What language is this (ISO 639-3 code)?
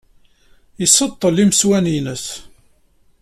kab